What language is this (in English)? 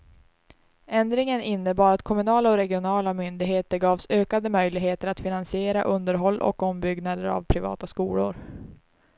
Swedish